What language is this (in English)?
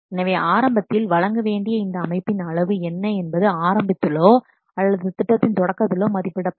Tamil